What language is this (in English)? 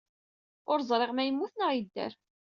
Kabyle